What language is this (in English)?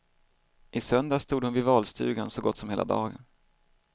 Swedish